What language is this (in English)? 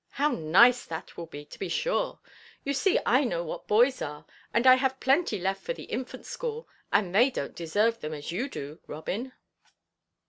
English